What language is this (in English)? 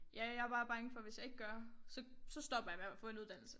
Danish